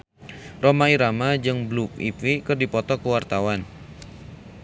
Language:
Sundanese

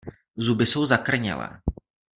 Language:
Czech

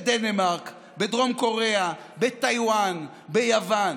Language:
Hebrew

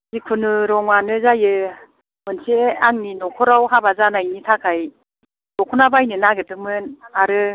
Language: Bodo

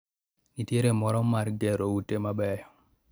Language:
Luo (Kenya and Tanzania)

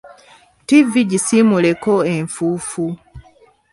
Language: Ganda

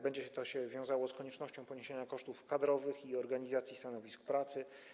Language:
Polish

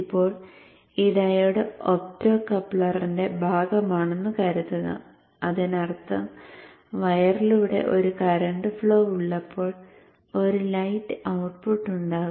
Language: Malayalam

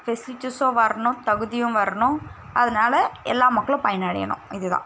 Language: Tamil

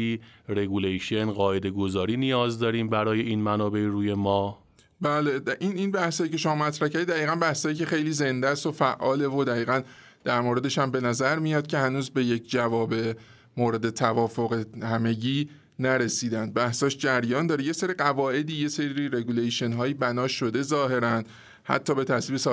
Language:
Persian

